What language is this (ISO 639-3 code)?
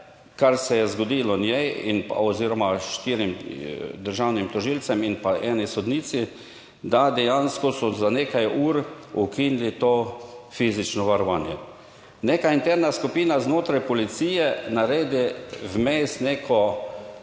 slv